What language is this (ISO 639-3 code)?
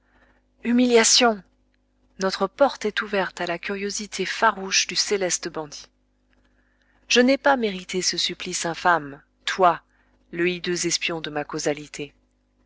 fra